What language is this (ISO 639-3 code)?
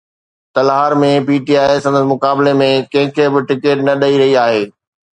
snd